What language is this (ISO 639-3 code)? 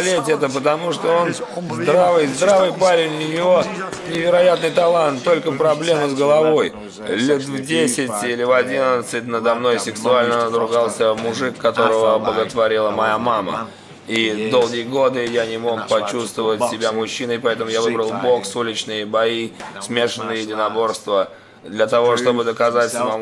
rus